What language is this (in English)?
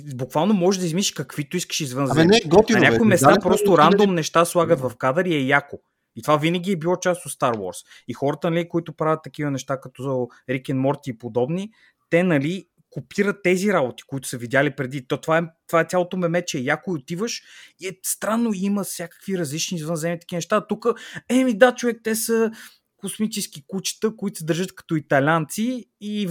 Bulgarian